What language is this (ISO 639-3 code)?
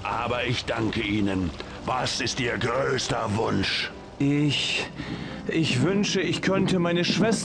deu